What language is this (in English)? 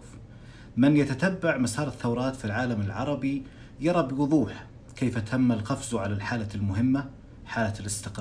Arabic